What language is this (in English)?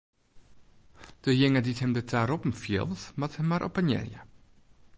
Western Frisian